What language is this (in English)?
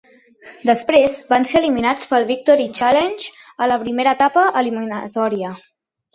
Catalan